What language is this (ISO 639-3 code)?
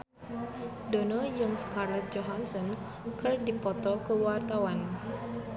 sun